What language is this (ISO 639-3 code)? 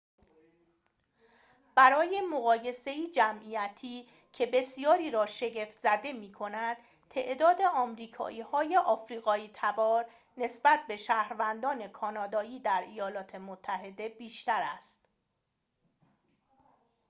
fas